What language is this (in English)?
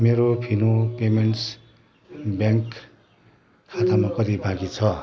Nepali